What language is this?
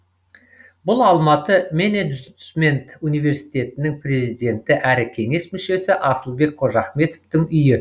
Kazakh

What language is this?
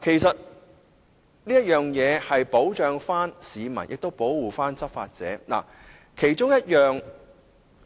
Cantonese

